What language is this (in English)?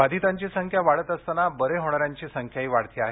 Marathi